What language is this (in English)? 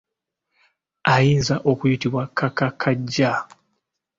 Ganda